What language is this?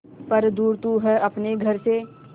Hindi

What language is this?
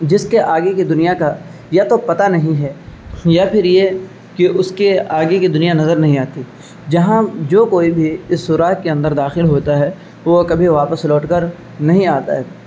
Urdu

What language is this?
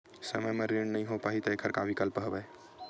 Chhattisgarhi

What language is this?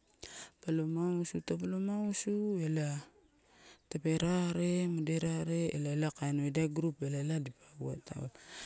Torau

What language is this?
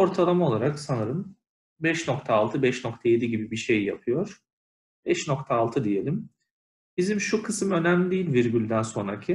Turkish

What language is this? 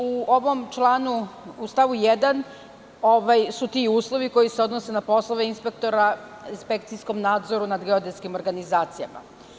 Serbian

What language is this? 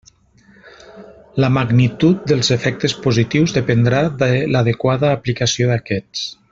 Catalan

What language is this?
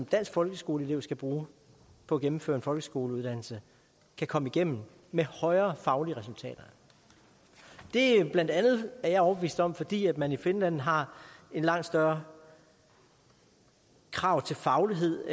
Danish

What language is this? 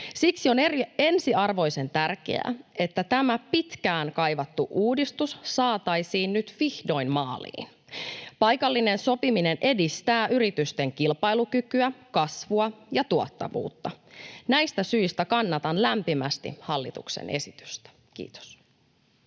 Finnish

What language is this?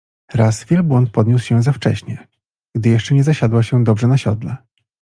Polish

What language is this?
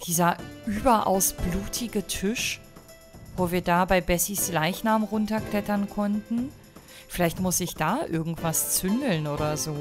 German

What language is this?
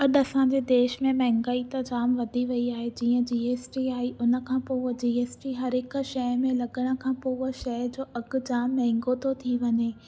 Sindhi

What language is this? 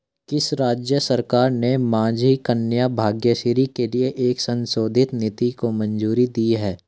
Hindi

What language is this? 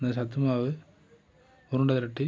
Tamil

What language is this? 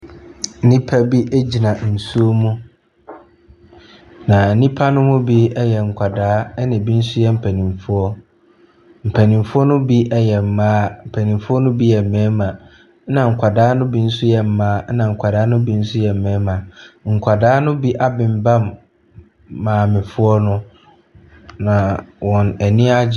Akan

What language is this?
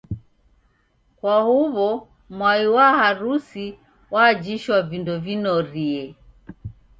Taita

